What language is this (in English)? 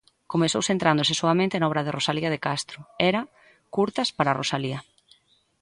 Galician